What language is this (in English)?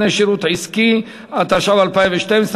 Hebrew